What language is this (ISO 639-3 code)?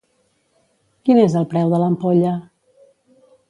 cat